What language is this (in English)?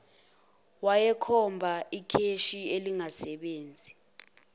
Zulu